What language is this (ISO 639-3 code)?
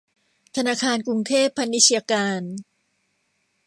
tha